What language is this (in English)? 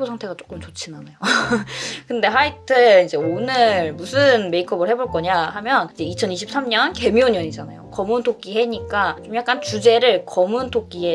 Korean